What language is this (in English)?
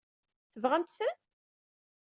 Kabyle